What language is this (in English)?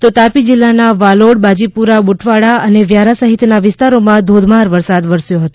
Gujarati